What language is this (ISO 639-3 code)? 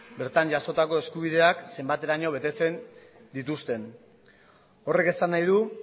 eus